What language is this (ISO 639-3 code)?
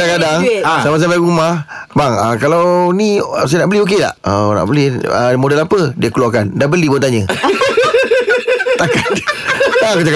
msa